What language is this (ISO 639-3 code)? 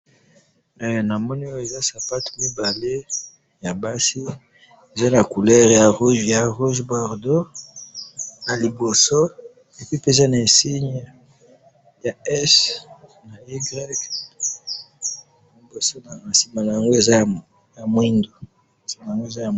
lin